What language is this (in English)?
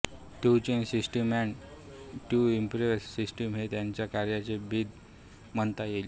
Marathi